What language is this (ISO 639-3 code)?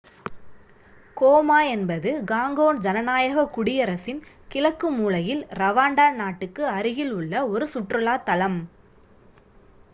tam